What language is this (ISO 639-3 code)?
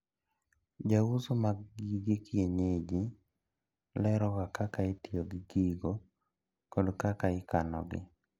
luo